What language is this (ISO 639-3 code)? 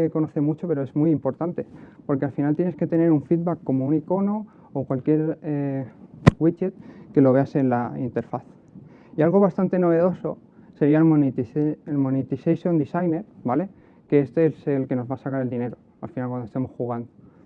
spa